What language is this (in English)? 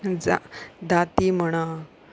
Konkani